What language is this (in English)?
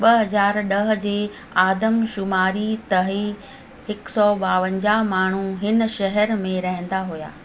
Sindhi